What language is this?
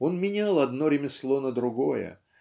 Russian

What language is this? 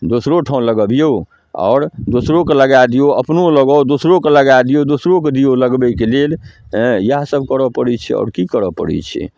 Maithili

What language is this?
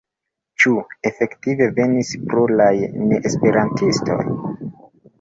Esperanto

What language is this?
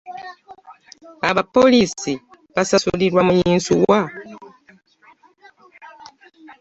Ganda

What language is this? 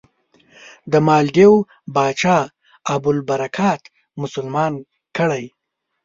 Pashto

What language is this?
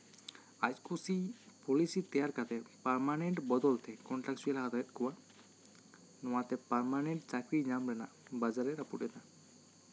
Santali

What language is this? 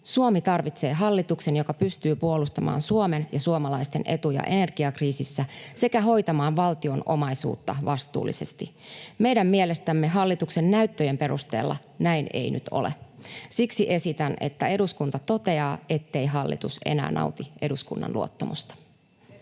Finnish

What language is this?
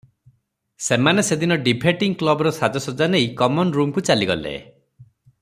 Odia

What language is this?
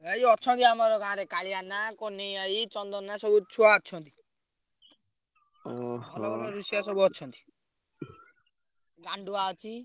Odia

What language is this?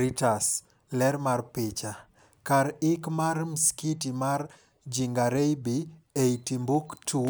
Luo (Kenya and Tanzania)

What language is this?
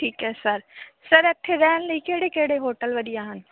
Punjabi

